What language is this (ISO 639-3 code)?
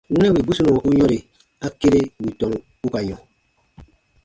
bba